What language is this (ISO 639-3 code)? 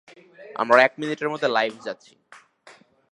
ben